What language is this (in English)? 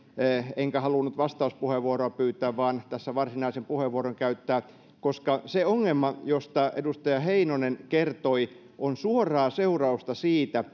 Finnish